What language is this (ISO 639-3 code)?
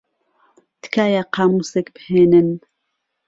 ckb